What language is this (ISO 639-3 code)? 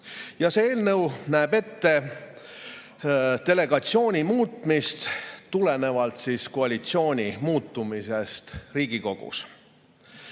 est